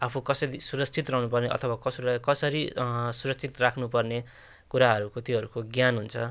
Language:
Nepali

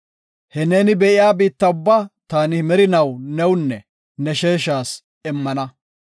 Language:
Gofa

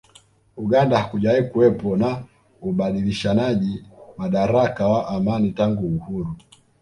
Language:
Swahili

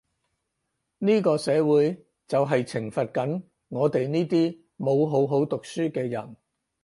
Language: Cantonese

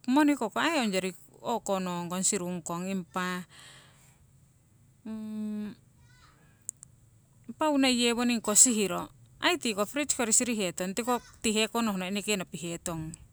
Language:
Siwai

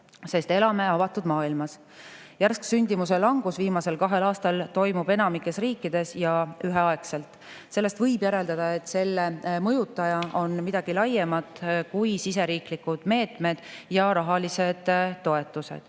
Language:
Estonian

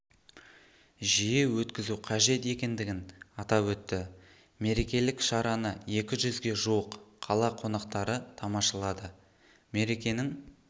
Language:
Kazakh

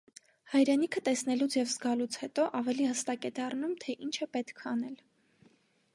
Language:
Armenian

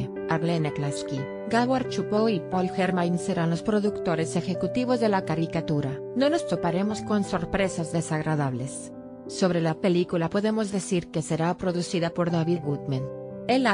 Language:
Spanish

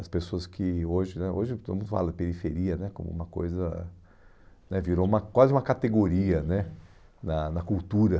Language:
Portuguese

